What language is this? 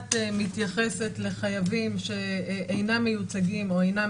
Hebrew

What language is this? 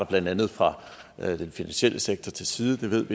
Danish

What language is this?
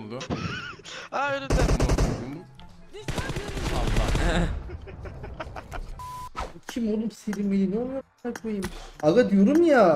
Turkish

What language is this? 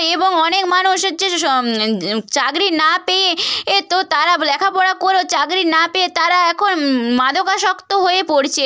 Bangla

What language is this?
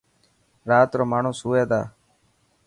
Dhatki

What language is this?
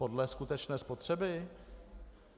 Czech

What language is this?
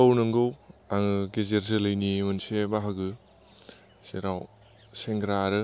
Bodo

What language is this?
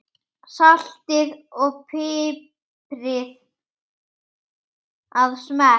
Icelandic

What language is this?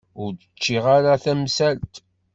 Kabyle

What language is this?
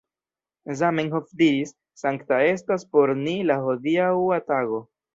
Esperanto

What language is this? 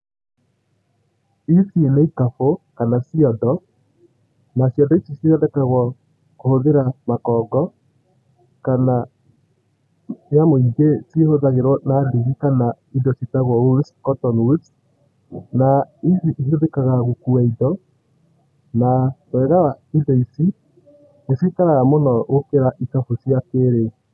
Kikuyu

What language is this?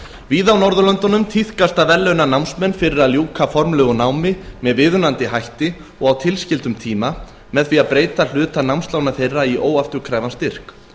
Icelandic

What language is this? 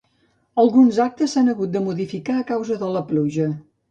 Catalan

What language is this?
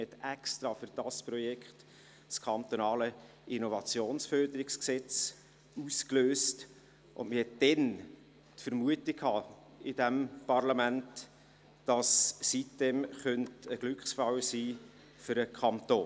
Swiss German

